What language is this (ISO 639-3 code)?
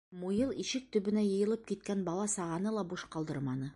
bak